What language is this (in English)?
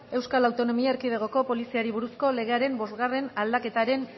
Basque